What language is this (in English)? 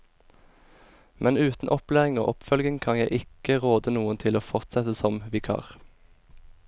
Norwegian